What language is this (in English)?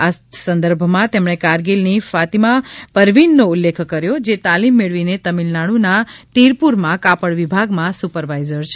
Gujarati